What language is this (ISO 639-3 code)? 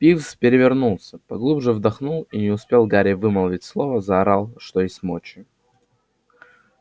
rus